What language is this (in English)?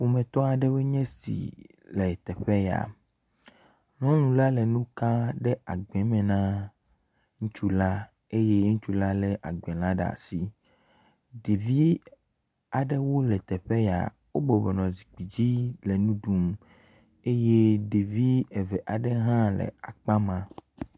Ewe